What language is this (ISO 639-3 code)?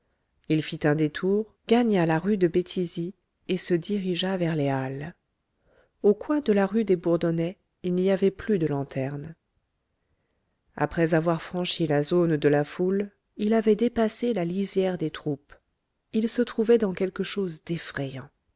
fra